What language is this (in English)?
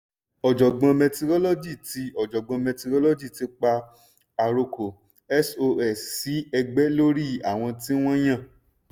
Yoruba